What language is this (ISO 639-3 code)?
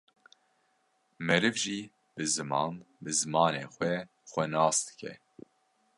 kur